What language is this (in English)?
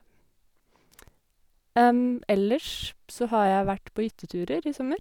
Norwegian